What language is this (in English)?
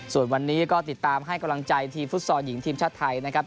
Thai